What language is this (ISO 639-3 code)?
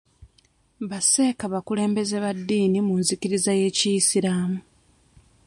lug